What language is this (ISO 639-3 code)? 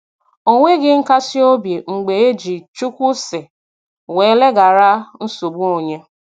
ibo